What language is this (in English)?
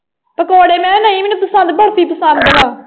Punjabi